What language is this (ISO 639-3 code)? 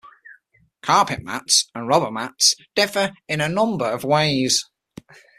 eng